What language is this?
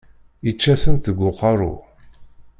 Kabyle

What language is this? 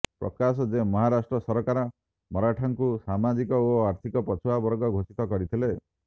Odia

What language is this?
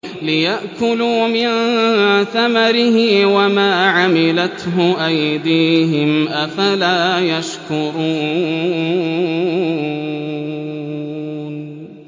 Arabic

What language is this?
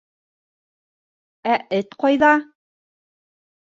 Bashkir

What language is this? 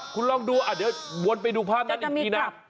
Thai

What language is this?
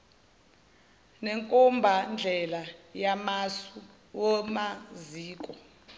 Zulu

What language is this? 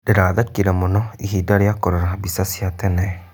Kikuyu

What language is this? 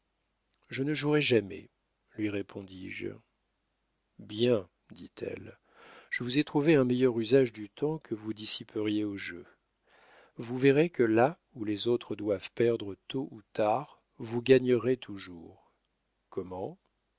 French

